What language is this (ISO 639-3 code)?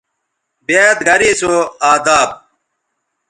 btv